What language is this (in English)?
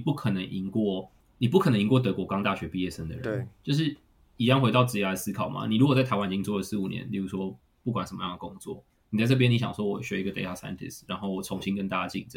Chinese